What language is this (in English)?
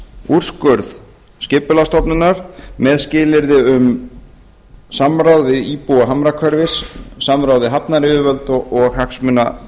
Icelandic